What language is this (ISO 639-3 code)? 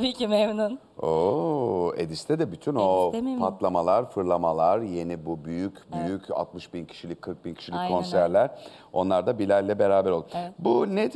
tur